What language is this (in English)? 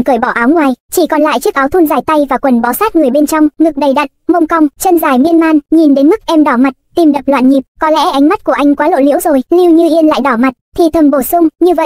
Vietnamese